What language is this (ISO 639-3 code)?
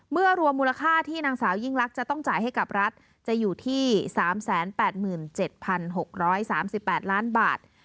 tha